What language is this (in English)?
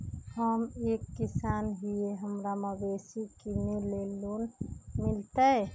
Magahi